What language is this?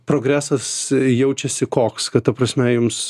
Lithuanian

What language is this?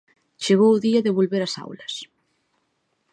Galician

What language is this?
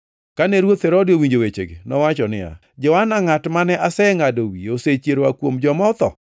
Luo (Kenya and Tanzania)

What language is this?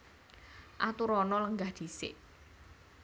Javanese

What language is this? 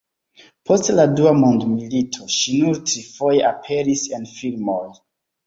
Esperanto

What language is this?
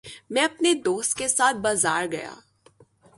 Urdu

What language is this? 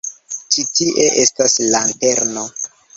Esperanto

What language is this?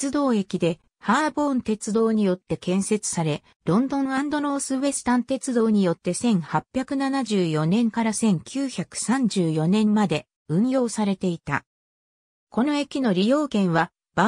Japanese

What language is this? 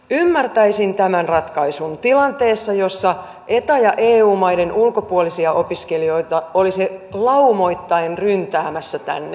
Finnish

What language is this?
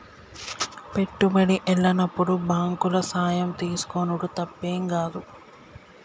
Telugu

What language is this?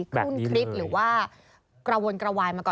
Thai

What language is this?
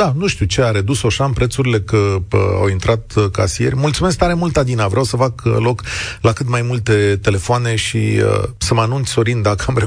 Romanian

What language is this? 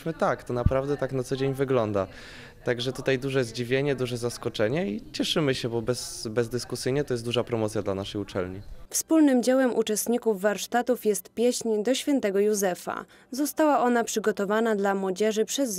Polish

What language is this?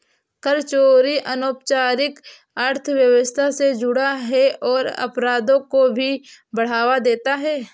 Hindi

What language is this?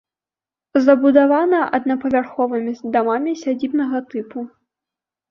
Belarusian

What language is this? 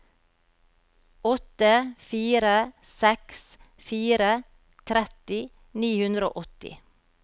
Norwegian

